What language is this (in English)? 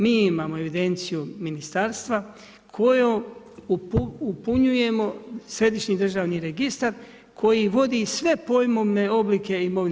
Croatian